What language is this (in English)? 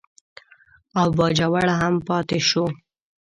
Pashto